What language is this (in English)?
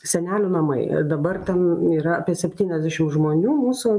Lithuanian